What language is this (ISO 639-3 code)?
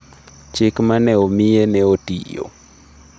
luo